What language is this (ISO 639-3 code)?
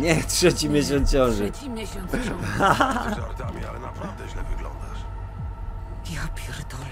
pol